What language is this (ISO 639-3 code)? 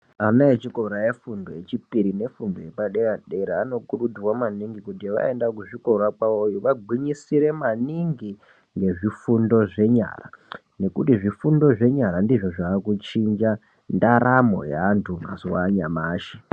ndc